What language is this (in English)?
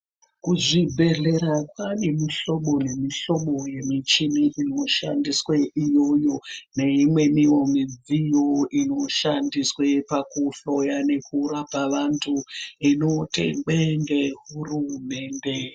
Ndau